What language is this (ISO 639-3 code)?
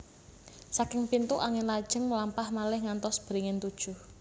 jav